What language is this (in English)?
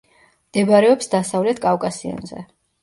Georgian